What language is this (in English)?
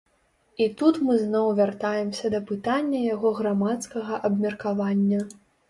Belarusian